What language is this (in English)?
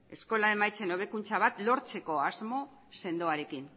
Basque